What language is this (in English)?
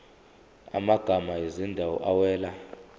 Zulu